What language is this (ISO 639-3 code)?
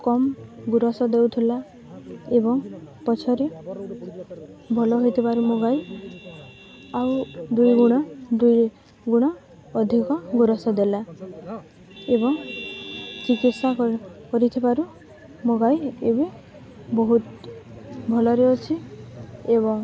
ori